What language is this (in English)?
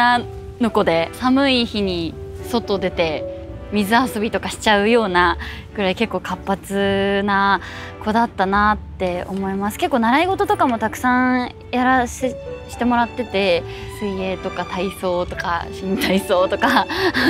Japanese